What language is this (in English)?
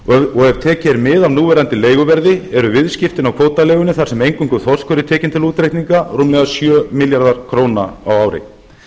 Icelandic